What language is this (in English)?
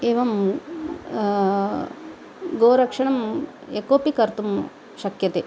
Sanskrit